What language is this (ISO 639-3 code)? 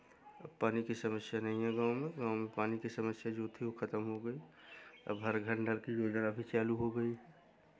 hin